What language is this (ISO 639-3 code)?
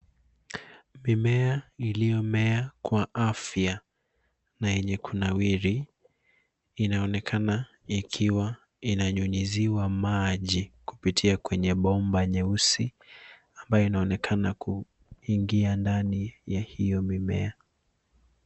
swa